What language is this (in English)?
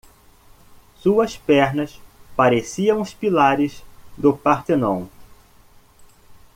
Portuguese